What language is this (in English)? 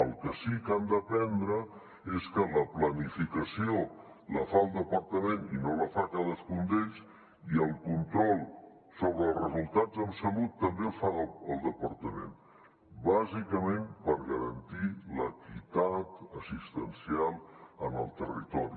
Catalan